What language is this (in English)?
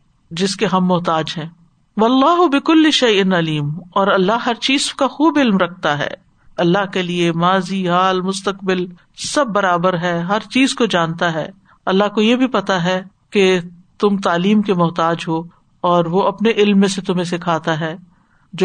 Urdu